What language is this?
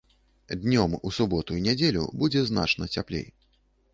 Belarusian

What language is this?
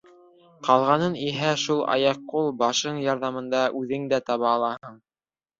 Bashkir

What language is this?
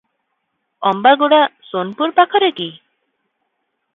Odia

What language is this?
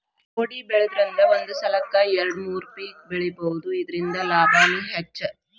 Kannada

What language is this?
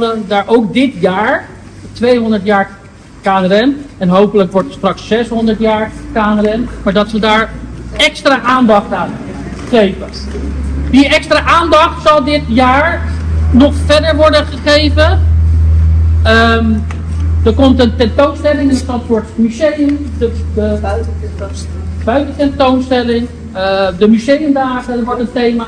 Dutch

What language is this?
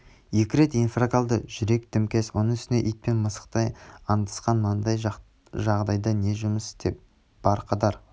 Kazakh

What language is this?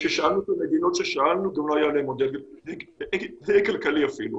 Hebrew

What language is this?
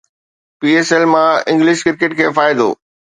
Sindhi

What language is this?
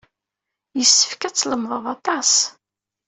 Kabyle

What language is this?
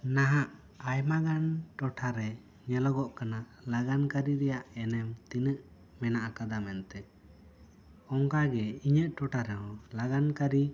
Santali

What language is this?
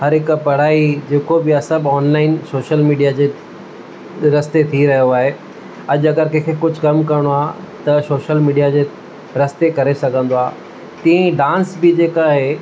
Sindhi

